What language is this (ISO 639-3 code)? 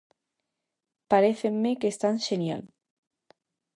glg